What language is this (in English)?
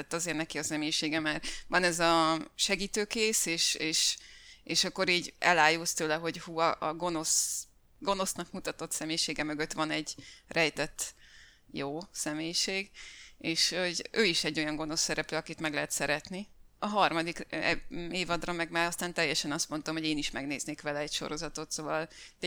Hungarian